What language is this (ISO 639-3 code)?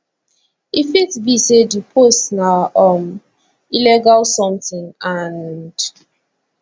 pcm